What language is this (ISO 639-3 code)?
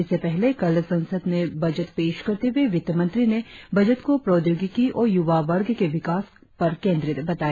hin